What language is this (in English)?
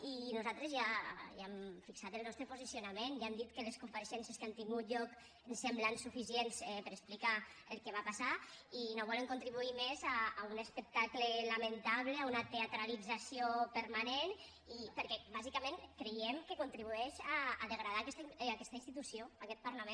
Catalan